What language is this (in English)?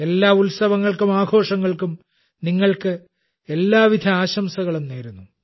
Malayalam